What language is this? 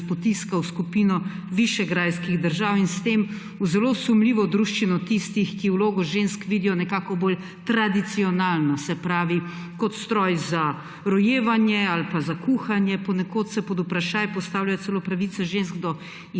Slovenian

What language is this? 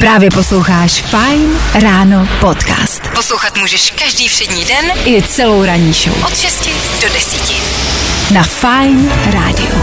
Czech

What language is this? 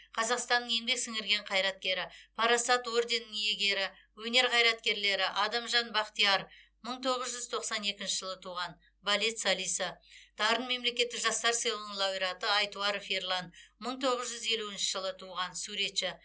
Kazakh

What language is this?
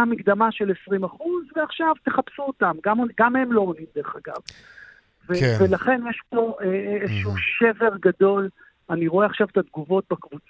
Hebrew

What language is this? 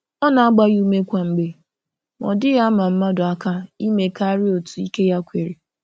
Igbo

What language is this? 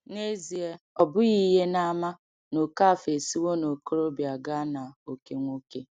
Igbo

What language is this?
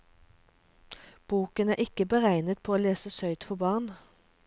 Norwegian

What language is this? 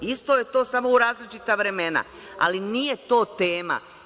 Serbian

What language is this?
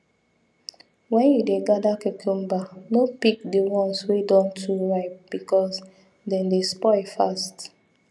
Nigerian Pidgin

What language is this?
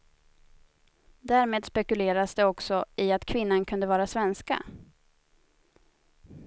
Swedish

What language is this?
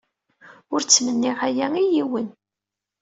Kabyle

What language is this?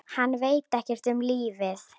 Icelandic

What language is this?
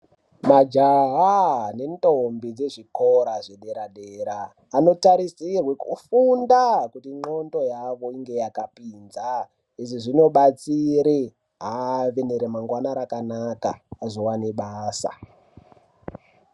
Ndau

